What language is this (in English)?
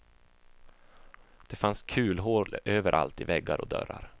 Swedish